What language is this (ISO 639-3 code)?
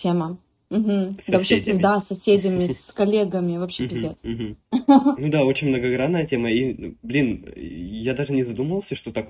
rus